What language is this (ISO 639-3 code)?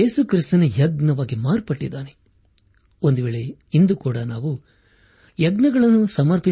kan